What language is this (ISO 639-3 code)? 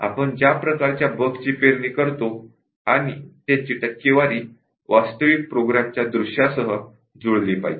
mar